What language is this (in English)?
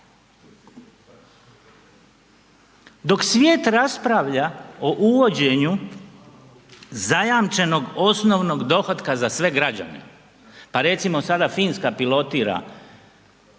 Croatian